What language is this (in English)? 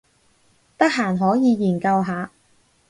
Cantonese